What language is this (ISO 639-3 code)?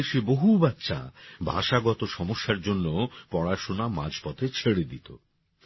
ben